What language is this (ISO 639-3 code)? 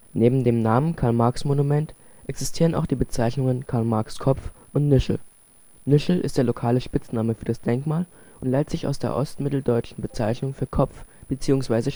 deu